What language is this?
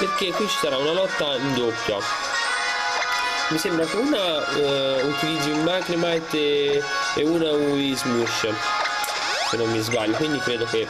Italian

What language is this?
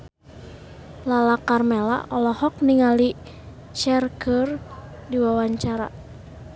Sundanese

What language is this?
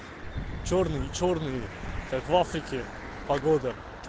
Russian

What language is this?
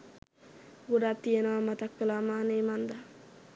Sinhala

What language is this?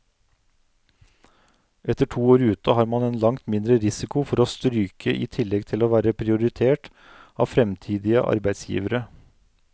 Norwegian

